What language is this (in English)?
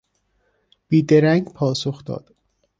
Persian